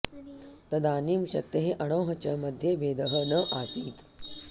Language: Sanskrit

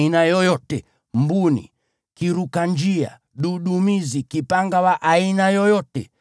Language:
Swahili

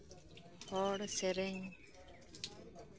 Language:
Santali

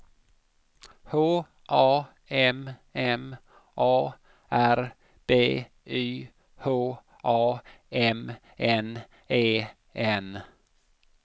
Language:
Swedish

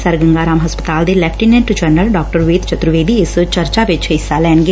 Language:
Punjabi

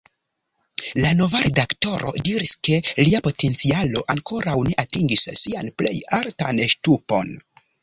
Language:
Esperanto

